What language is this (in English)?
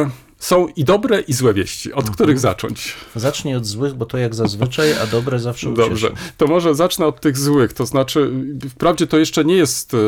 Polish